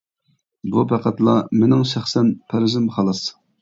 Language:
Uyghur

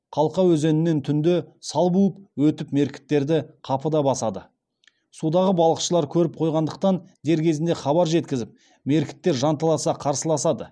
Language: Kazakh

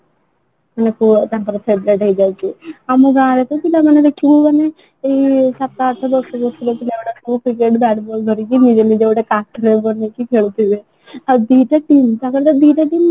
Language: Odia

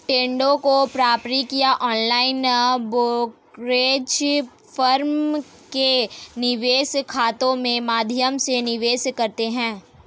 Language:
Hindi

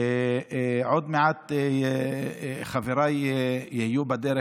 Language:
Hebrew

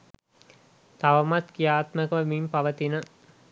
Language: Sinhala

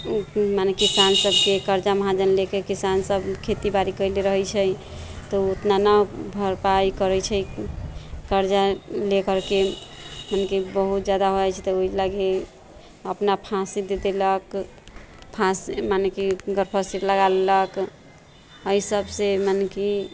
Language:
Maithili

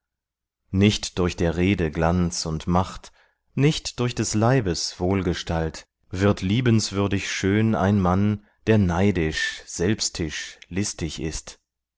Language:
German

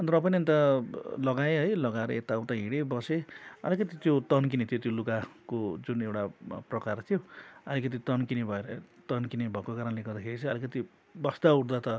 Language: Nepali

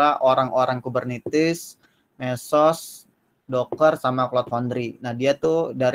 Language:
Indonesian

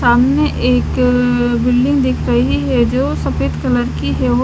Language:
Hindi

